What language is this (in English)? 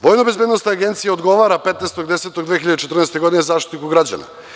Serbian